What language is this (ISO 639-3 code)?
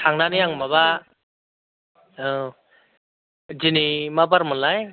brx